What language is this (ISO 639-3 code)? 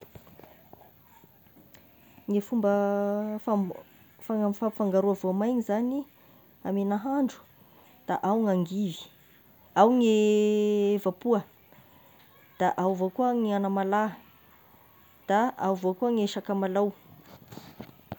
tkg